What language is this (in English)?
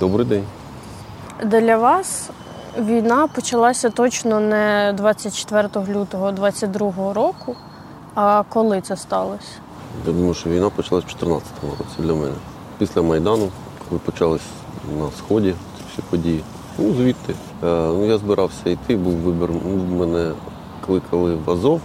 Ukrainian